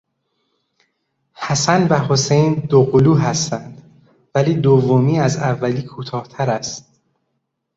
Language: Persian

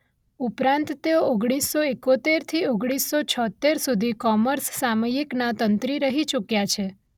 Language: Gujarati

